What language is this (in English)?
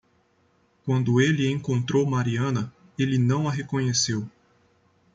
Portuguese